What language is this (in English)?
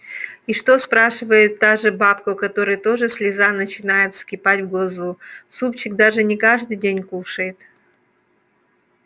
Russian